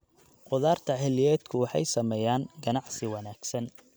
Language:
Somali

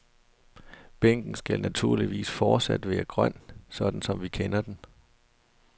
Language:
Danish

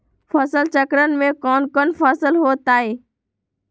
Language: Magahi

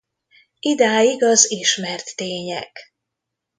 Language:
Hungarian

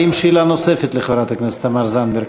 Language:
Hebrew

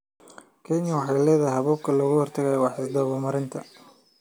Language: Somali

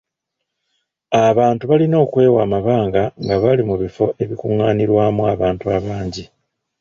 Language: Ganda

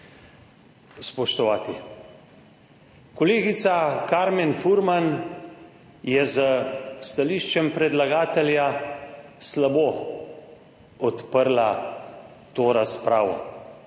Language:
Slovenian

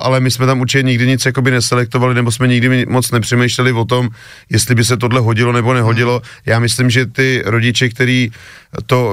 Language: Czech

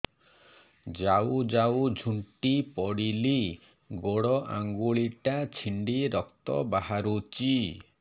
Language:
Odia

